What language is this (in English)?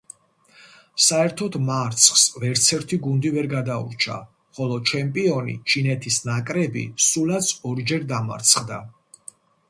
Georgian